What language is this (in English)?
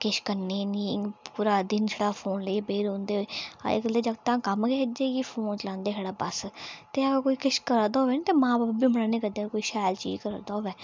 Dogri